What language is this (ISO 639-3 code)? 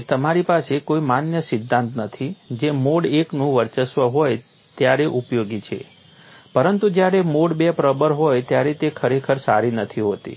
guj